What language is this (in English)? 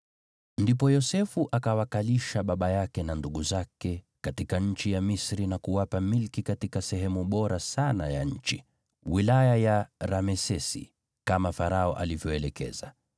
Swahili